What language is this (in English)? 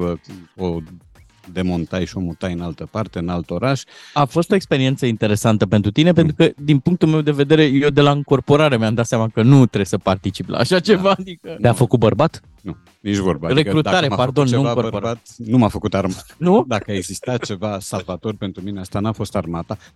Romanian